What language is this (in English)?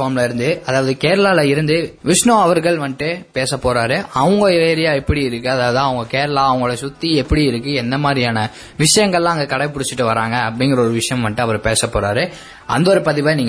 Tamil